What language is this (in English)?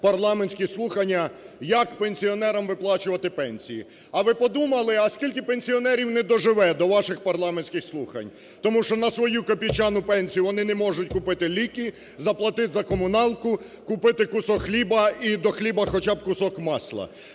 Ukrainian